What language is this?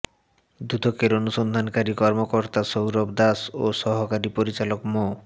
Bangla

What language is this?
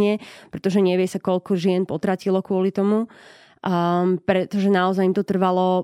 Slovak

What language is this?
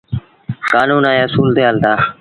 Sindhi Bhil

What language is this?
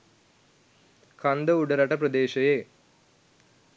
Sinhala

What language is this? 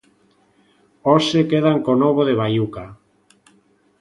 Galician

